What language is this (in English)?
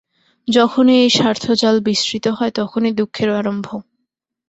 Bangla